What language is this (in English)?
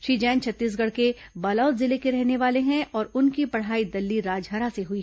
Hindi